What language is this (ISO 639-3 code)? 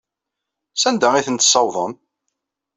kab